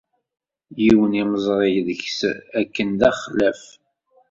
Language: Kabyle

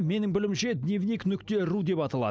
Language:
Kazakh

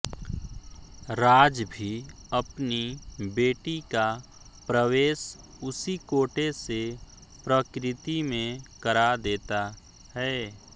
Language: Hindi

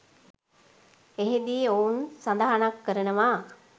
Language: Sinhala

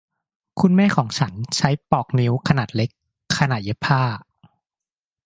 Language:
Thai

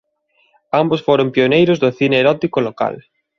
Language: Galician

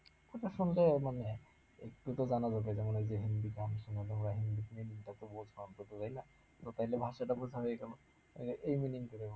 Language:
Bangla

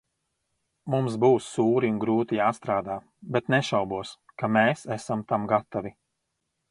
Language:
Latvian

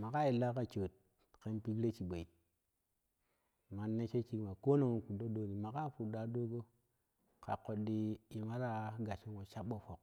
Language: Kushi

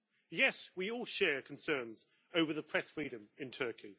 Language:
English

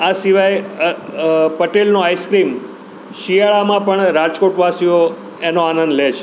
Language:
Gujarati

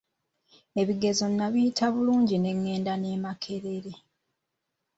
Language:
Ganda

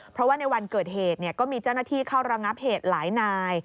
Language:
Thai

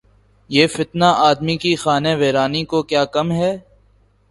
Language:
Urdu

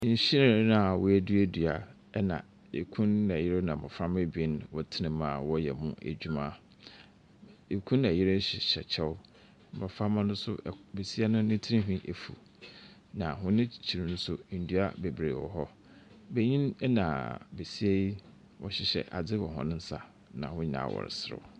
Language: Akan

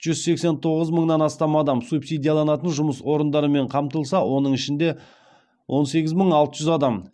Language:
Kazakh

